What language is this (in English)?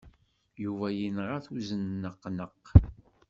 Kabyle